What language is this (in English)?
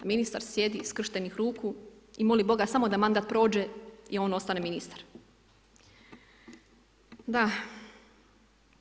Croatian